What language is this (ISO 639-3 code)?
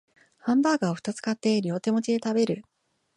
jpn